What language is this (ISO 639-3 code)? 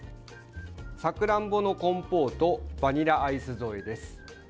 jpn